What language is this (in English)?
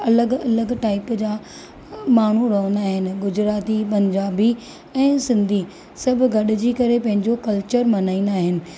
Sindhi